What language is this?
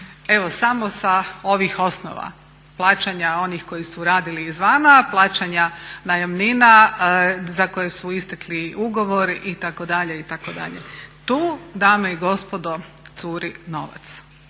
Croatian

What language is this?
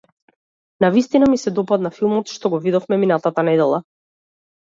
Macedonian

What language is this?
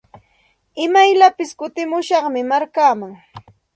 Santa Ana de Tusi Pasco Quechua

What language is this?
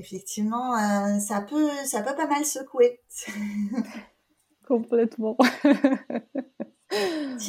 French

